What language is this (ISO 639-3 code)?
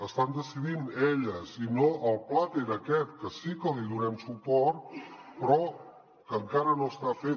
cat